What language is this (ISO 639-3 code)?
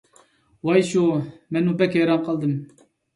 uig